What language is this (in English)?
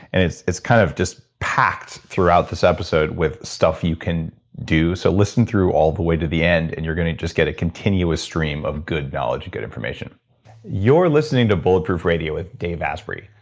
English